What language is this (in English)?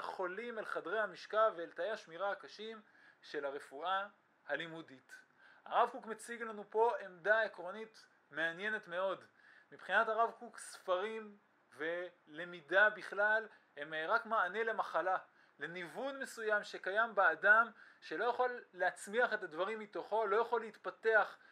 Hebrew